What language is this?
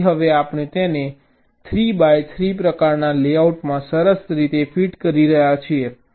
Gujarati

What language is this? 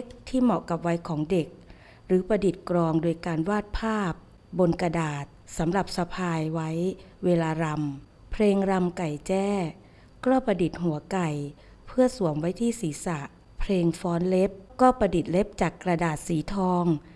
Thai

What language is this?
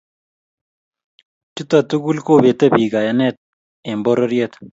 Kalenjin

